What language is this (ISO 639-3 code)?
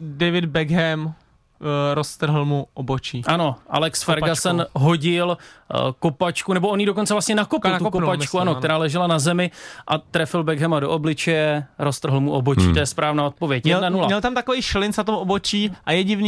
ces